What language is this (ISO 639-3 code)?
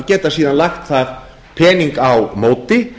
isl